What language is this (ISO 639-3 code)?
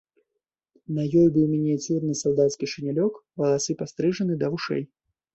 bel